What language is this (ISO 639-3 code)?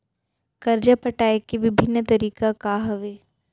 hne